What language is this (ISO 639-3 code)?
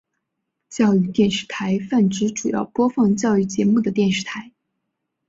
zho